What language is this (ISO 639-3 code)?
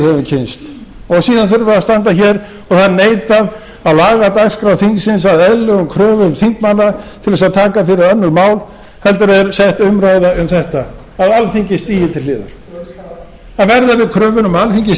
isl